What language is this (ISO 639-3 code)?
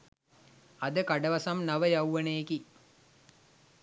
sin